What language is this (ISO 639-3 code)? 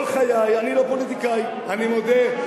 heb